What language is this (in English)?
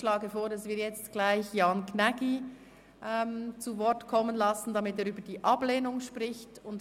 Swiss German